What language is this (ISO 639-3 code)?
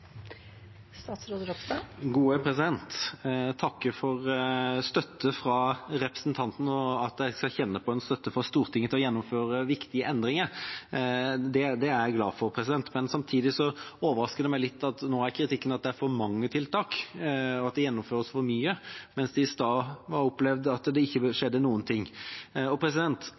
nob